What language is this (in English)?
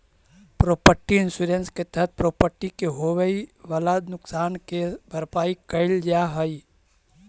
Magahi